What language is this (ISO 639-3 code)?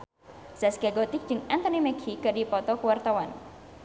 sun